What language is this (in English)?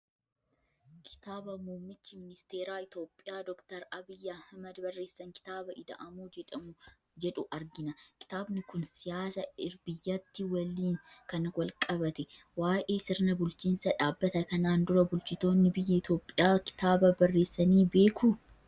Oromo